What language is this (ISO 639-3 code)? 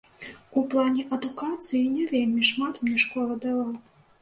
bel